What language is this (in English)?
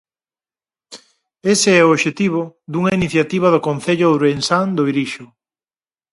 Galician